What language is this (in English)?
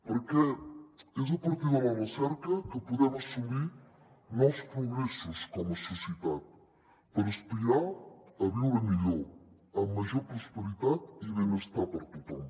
Catalan